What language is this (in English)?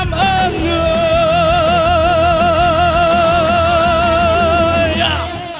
Vietnamese